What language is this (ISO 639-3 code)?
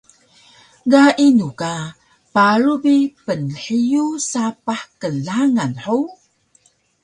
trv